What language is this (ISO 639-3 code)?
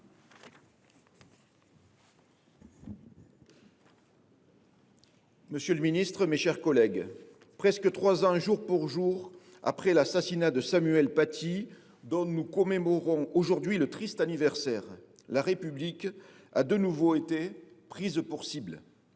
fra